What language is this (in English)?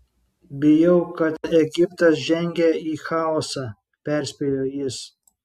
Lithuanian